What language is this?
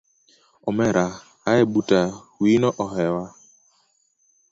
Luo (Kenya and Tanzania)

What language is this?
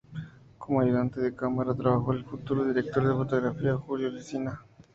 Spanish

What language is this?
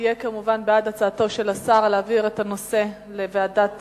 Hebrew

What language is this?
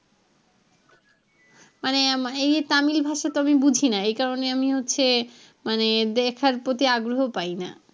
Bangla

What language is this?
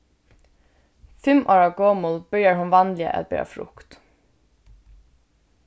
Faroese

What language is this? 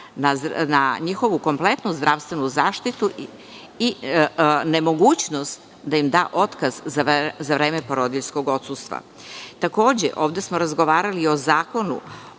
Serbian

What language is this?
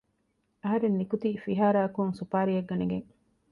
Divehi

